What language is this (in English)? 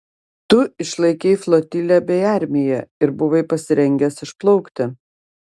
Lithuanian